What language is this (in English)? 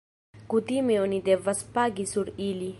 Esperanto